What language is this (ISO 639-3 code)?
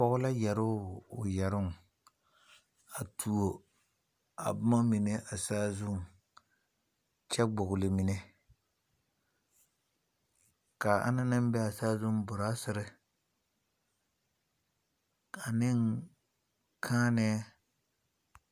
dga